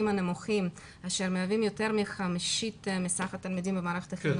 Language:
Hebrew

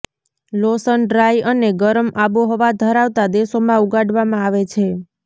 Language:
Gujarati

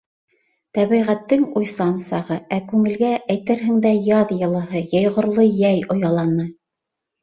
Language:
Bashkir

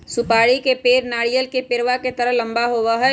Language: Magahi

